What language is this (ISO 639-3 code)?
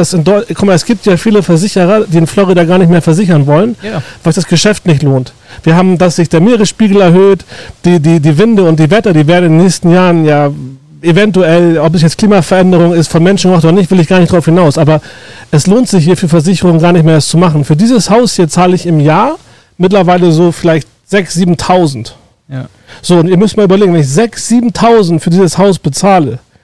deu